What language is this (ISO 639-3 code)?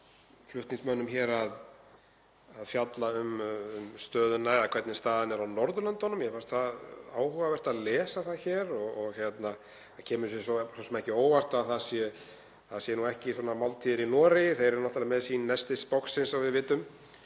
isl